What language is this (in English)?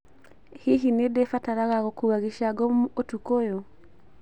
Kikuyu